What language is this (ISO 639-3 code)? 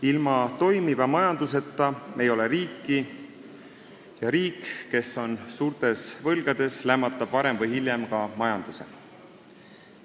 est